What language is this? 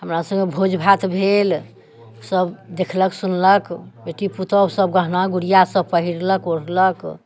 Maithili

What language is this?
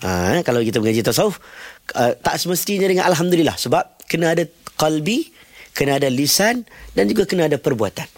Malay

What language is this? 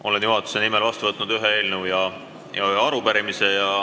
Estonian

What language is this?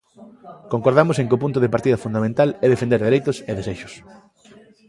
Galician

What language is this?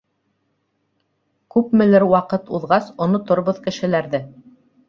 Bashkir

